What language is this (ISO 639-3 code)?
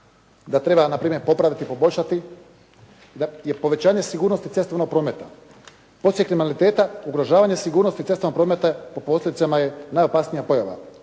hrv